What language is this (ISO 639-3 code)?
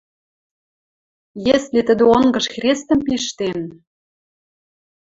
mrj